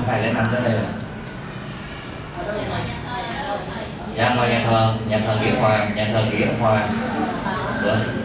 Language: Vietnamese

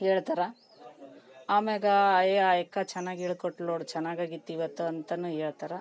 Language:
Kannada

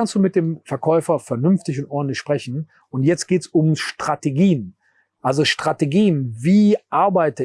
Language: German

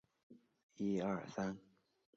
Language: Chinese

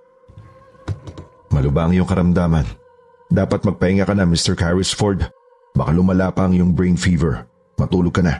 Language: Filipino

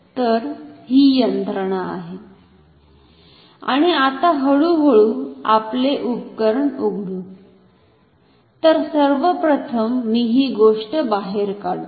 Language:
Marathi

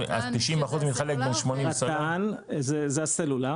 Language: Hebrew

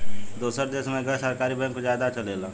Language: Bhojpuri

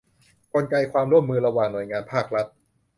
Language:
Thai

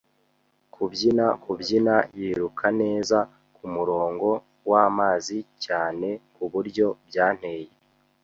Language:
Kinyarwanda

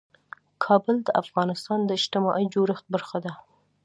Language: Pashto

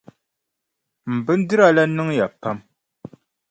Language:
Dagbani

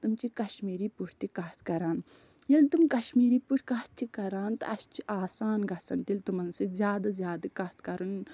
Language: Kashmiri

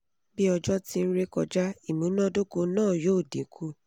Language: Yoruba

